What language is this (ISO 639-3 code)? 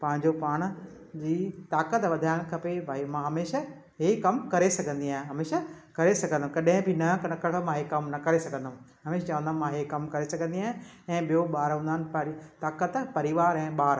snd